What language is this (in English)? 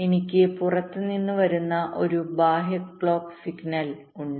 Malayalam